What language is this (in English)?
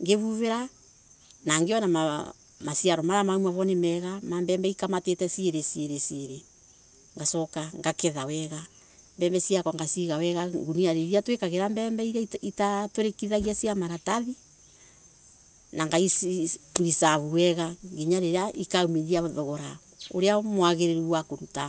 Embu